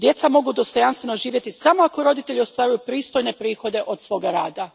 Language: Croatian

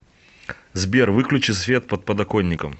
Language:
Russian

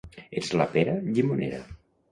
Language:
Catalan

